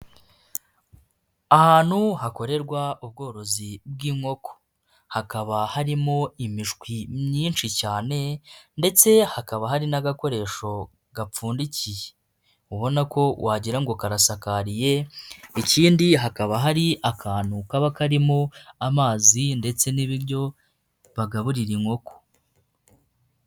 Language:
Kinyarwanda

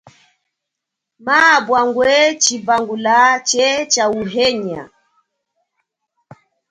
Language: Chokwe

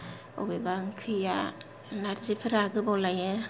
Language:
Bodo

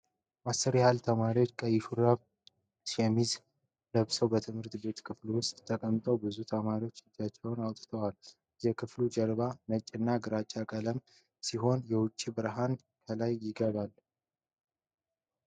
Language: Amharic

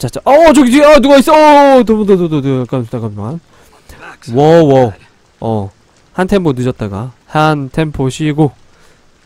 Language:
Korean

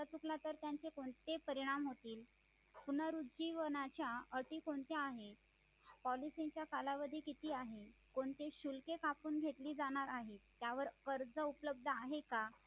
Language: Marathi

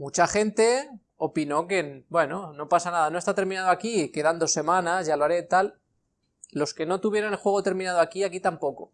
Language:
Spanish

